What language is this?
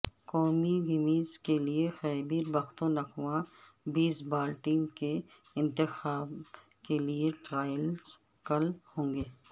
Urdu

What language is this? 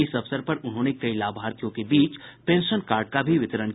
Hindi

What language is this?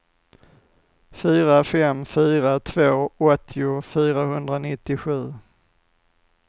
Swedish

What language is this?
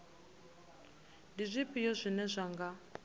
Venda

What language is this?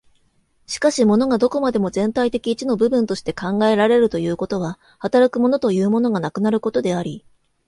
Japanese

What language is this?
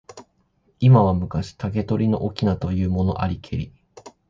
Japanese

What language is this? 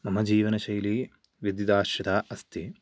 Sanskrit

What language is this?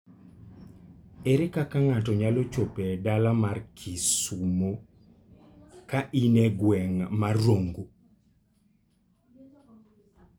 Luo (Kenya and Tanzania)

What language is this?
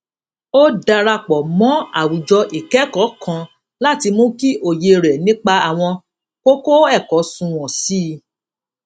Yoruba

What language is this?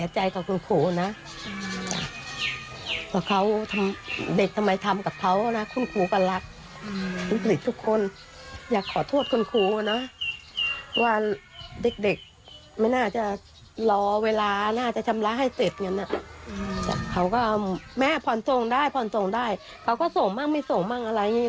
Thai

